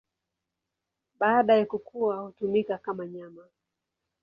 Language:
Swahili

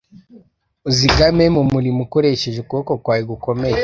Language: Kinyarwanda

